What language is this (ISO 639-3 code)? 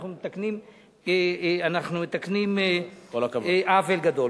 heb